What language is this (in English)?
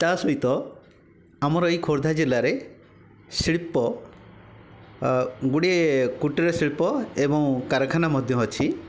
Odia